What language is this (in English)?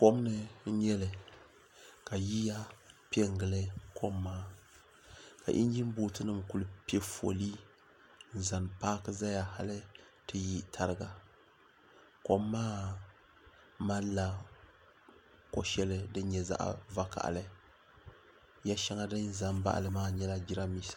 Dagbani